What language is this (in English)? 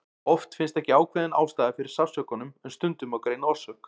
Icelandic